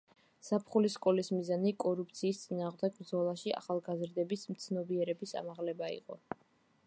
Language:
Georgian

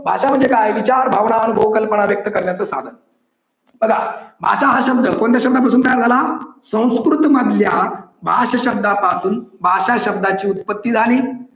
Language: Marathi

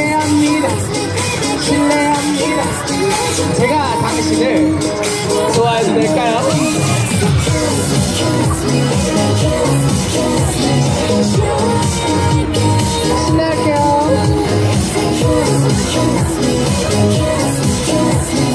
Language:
Korean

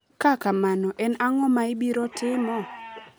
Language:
Luo (Kenya and Tanzania)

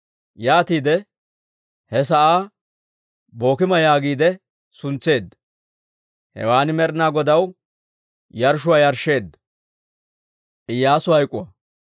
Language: Dawro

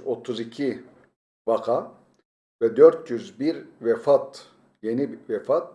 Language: Turkish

